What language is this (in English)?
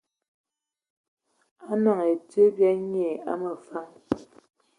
Ewondo